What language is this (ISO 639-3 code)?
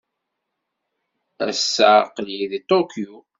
kab